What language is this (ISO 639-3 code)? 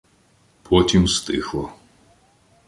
ukr